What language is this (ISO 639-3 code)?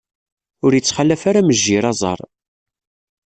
kab